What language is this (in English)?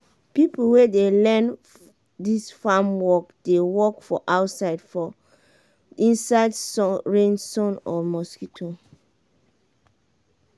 Nigerian Pidgin